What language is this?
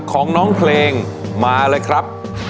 Thai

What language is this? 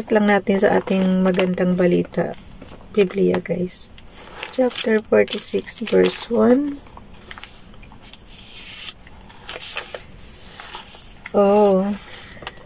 Filipino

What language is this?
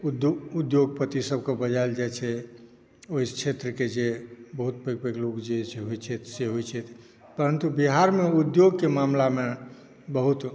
Maithili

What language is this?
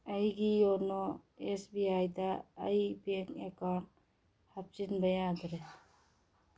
Manipuri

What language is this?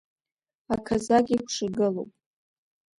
Abkhazian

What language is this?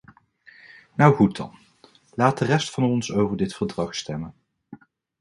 Dutch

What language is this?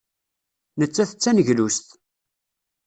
Kabyle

